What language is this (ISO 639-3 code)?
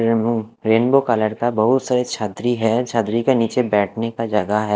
hin